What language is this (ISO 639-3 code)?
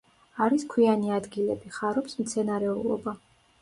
kat